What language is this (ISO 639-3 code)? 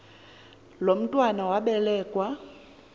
xho